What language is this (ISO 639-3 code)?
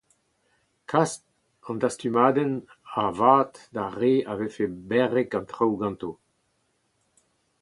bre